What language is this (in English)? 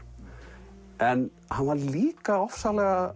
Icelandic